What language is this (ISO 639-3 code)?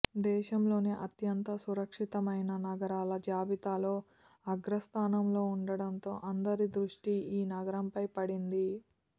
tel